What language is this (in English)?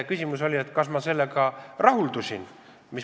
Estonian